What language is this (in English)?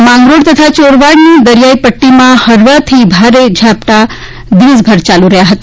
Gujarati